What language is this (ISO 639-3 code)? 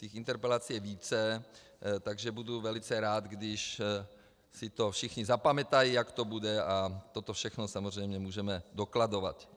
ces